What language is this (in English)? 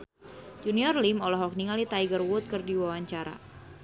Sundanese